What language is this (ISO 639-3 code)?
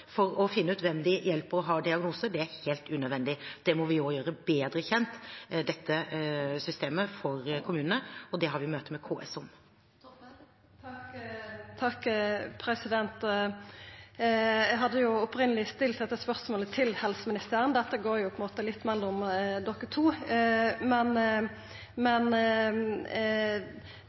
nor